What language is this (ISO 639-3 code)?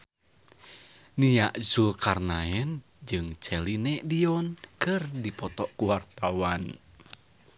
sun